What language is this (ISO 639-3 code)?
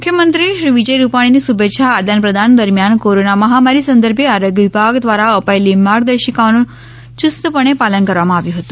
guj